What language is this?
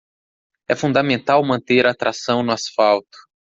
Portuguese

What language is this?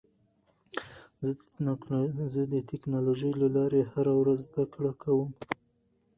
Pashto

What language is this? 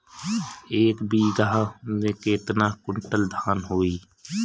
Bhojpuri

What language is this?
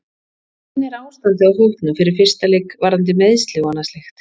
Icelandic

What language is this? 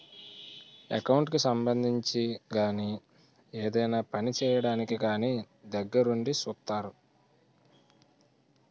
Telugu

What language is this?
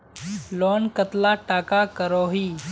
Magahi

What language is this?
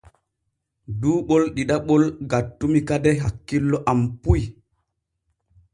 Borgu Fulfulde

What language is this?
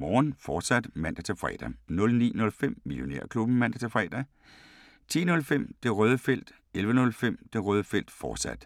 Danish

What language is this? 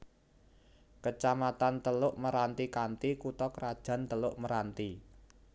Javanese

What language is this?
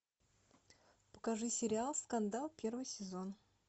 Russian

